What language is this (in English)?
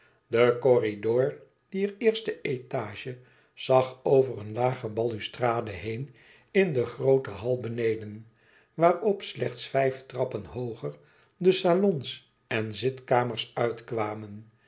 Dutch